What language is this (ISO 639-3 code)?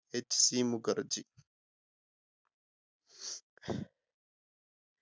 mal